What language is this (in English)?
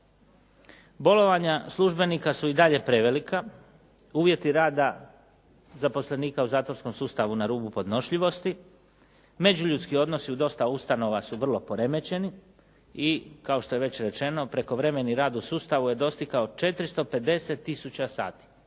Croatian